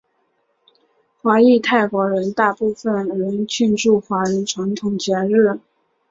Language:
Chinese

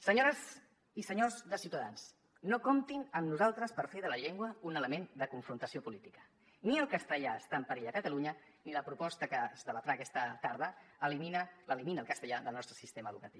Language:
Catalan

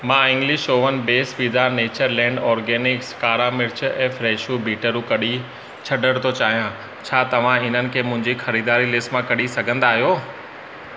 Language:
Sindhi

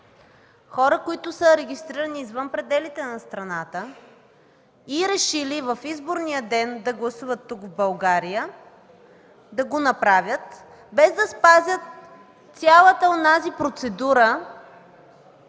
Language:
Bulgarian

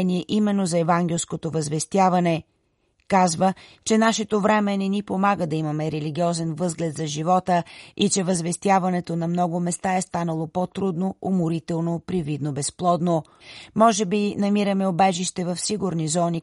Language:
Bulgarian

